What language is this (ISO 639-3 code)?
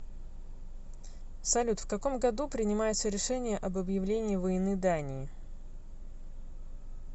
rus